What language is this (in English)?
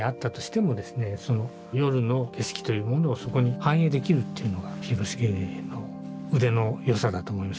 Japanese